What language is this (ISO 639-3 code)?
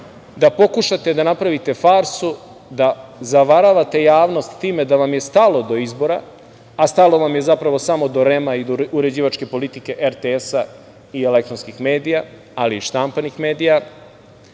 srp